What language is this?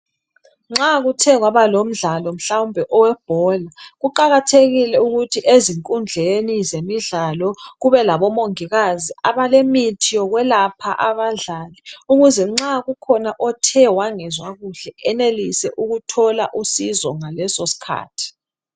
North Ndebele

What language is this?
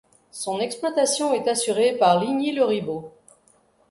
French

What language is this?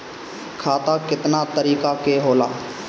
Bhojpuri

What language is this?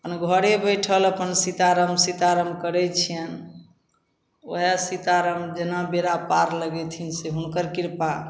Maithili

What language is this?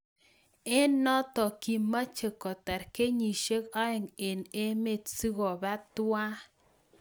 Kalenjin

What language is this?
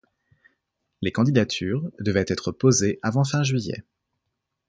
French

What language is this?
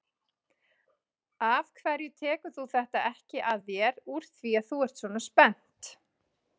Icelandic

